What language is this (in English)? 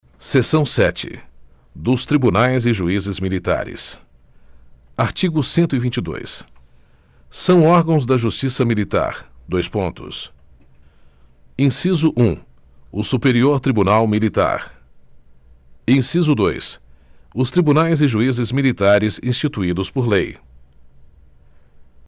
Portuguese